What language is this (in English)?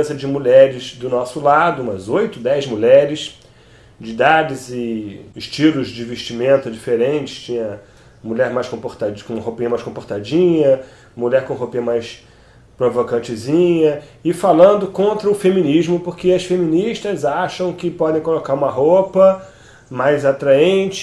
Portuguese